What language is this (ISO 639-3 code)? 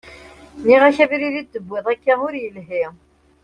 kab